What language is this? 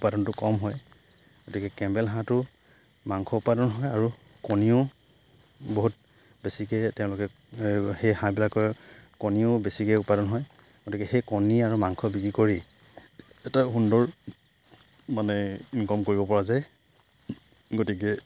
Assamese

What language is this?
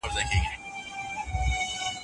Pashto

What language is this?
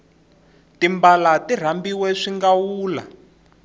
Tsonga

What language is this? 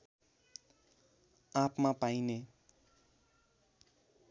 Nepali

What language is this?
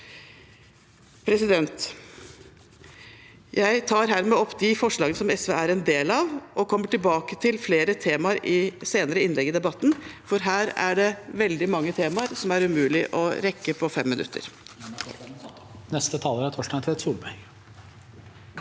Norwegian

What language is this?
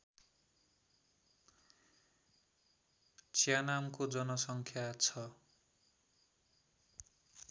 Nepali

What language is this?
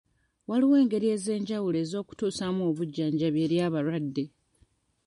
Ganda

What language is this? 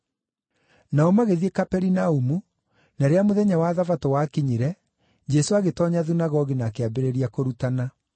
Kikuyu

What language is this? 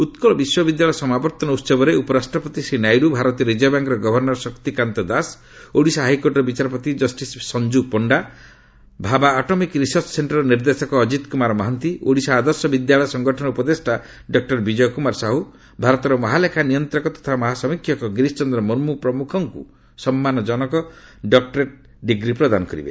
Odia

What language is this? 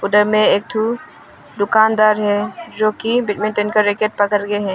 Hindi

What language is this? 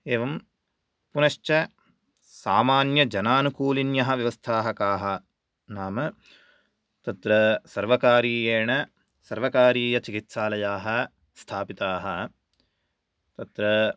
Sanskrit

